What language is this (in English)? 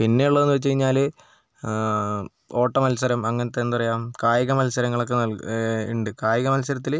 Malayalam